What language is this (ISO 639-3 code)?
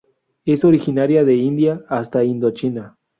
spa